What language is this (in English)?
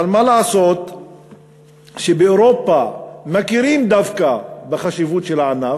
Hebrew